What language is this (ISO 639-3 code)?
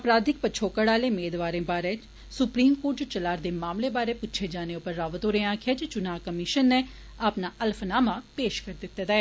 doi